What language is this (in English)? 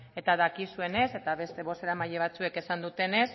Basque